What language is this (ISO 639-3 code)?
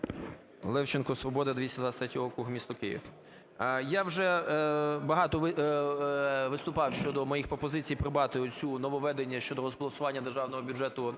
ukr